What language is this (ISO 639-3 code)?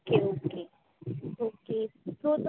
kok